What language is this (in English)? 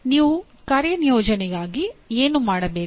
Kannada